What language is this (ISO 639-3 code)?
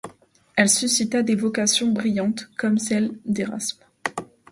fra